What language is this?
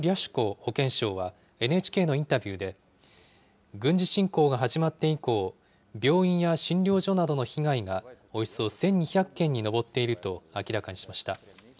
Japanese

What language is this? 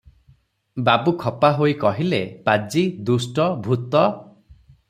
Odia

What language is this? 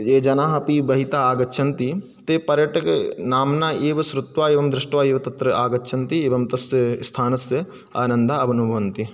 Sanskrit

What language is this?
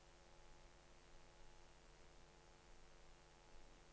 Norwegian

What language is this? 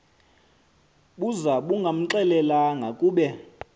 Xhosa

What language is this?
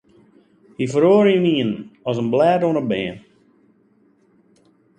Western Frisian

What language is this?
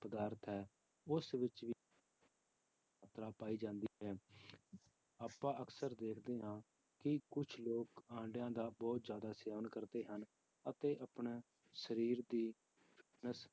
Punjabi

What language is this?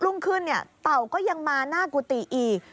Thai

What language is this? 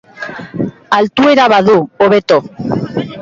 Basque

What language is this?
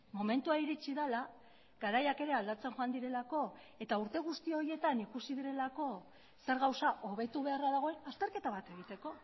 Basque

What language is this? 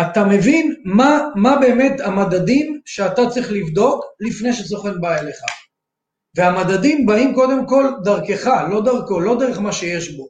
Hebrew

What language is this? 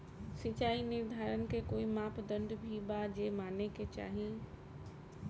Bhojpuri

